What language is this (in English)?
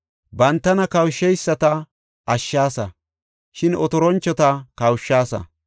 Gofa